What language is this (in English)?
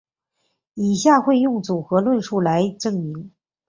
Chinese